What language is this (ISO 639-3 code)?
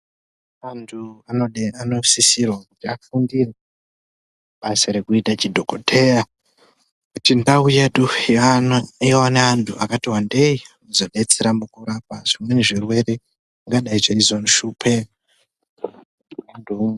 ndc